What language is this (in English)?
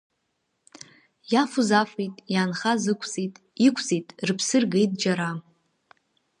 Abkhazian